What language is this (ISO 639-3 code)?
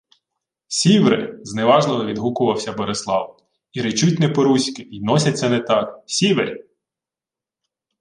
ukr